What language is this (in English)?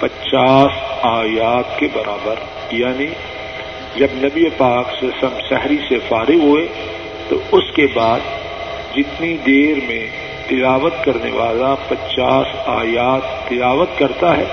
Urdu